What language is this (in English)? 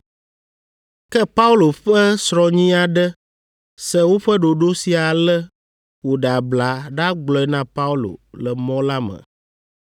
Ewe